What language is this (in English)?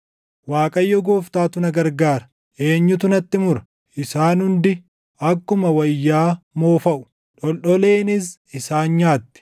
Oromo